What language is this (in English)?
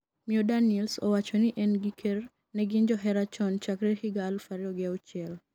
Luo (Kenya and Tanzania)